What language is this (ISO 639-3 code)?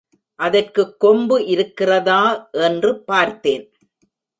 tam